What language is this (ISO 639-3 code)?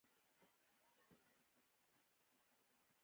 pus